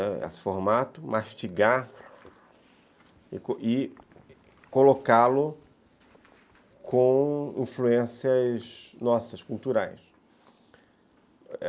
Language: Portuguese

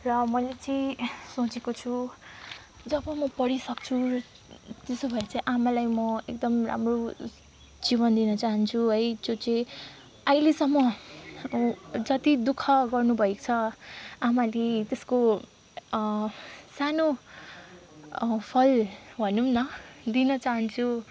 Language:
Nepali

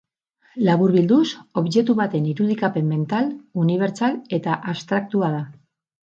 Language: Basque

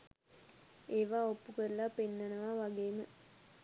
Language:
Sinhala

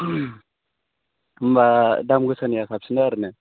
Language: Bodo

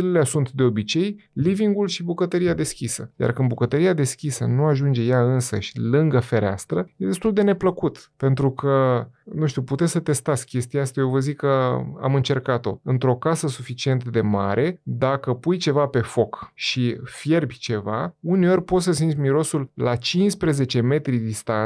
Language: Romanian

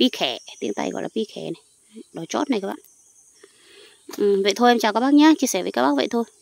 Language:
Vietnamese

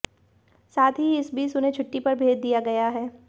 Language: Hindi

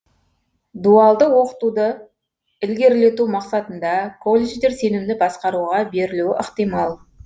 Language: Kazakh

